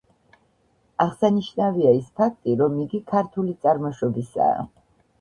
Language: Georgian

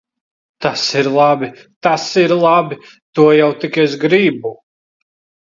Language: Latvian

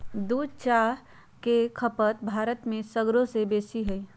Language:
Magahi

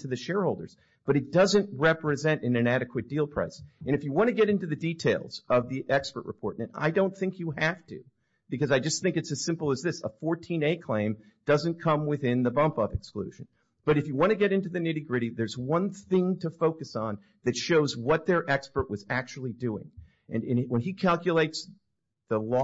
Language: English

